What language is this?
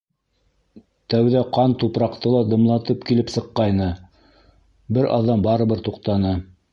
Bashkir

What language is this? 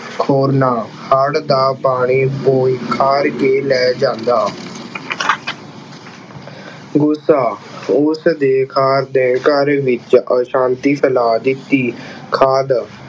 Punjabi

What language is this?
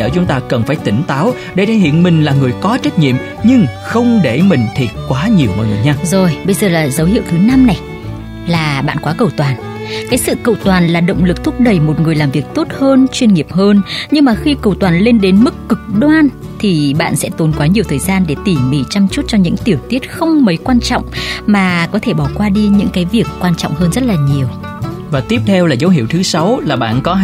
Vietnamese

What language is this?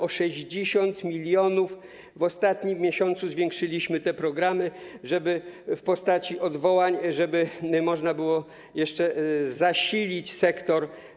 Polish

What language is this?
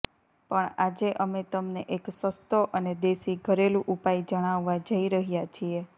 Gujarati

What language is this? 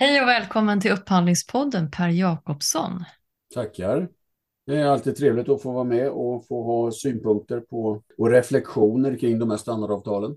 Swedish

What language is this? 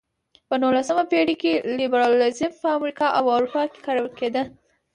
Pashto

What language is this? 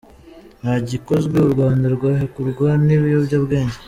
Kinyarwanda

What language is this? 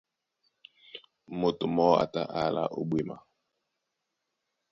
Duala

